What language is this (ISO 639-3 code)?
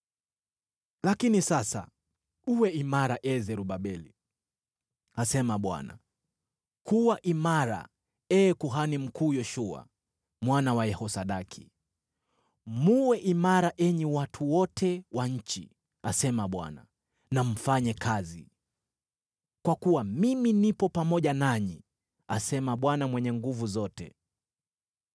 swa